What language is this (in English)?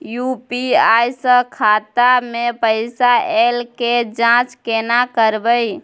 Maithili